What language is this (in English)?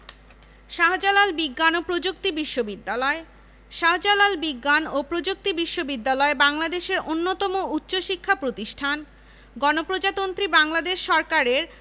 Bangla